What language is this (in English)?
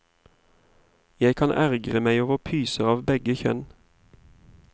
Norwegian